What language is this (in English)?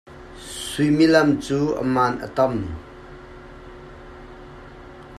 Hakha Chin